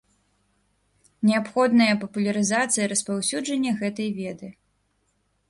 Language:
Belarusian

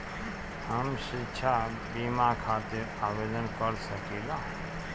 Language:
Bhojpuri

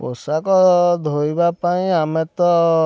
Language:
Odia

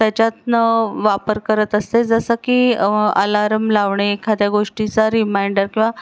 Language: Marathi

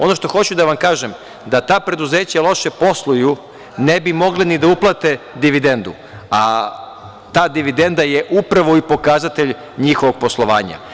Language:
Serbian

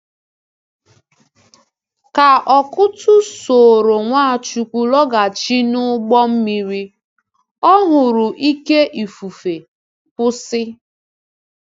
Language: Igbo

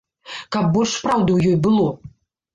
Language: Belarusian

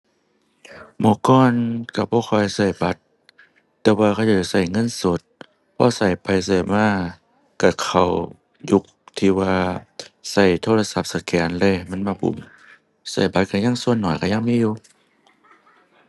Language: Thai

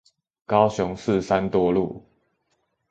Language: Chinese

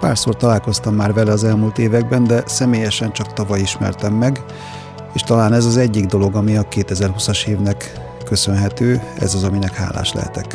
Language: Hungarian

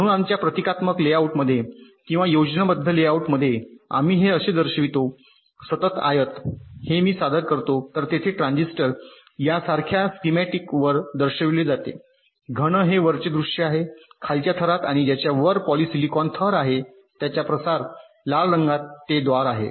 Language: Marathi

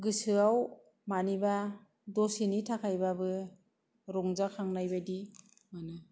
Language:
Bodo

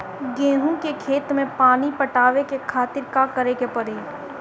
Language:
Bhojpuri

